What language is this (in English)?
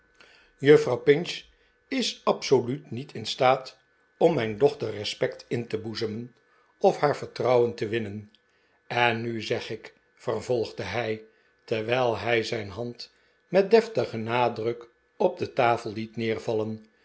Dutch